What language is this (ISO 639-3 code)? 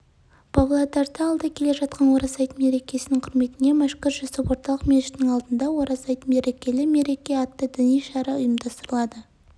kaz